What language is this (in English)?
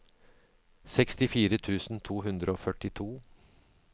Norwegian